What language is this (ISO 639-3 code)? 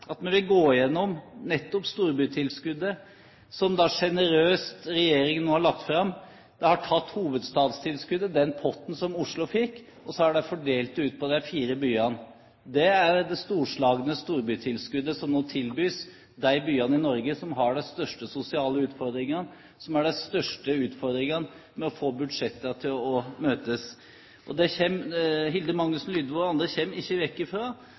nob